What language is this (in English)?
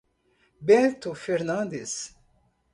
Portuguese